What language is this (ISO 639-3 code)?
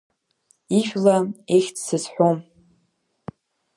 abk